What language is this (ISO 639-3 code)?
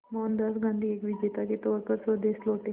hin